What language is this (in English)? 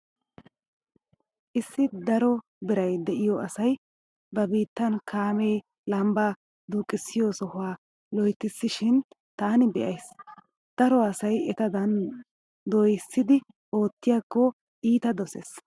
Wolaytta